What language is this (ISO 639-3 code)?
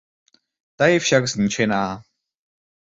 ces